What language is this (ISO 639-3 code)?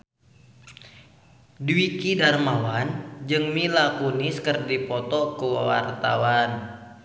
sun